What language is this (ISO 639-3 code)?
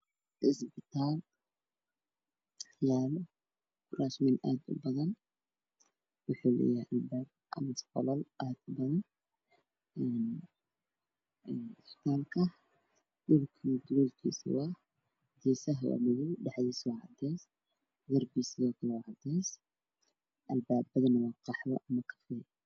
som